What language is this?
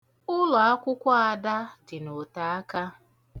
Igbo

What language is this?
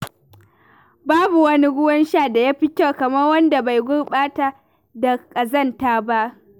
Hausa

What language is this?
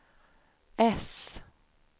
Swedish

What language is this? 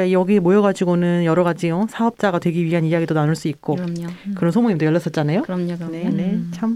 Korean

